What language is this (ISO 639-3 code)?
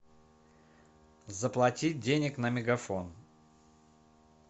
rus